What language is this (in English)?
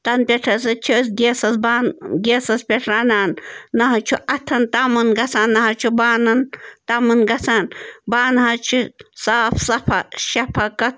Kashmiri